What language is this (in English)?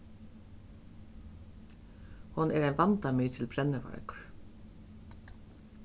Faroese